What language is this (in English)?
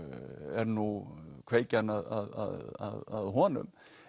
Icelandic